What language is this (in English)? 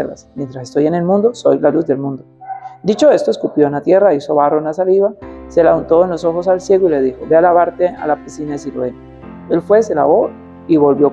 Spanish